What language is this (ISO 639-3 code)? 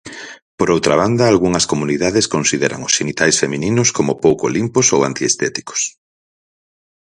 glg